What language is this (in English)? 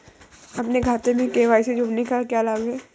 Hindi